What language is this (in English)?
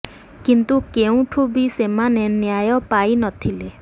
Odia